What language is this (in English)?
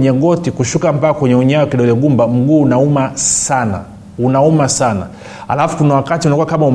Swahili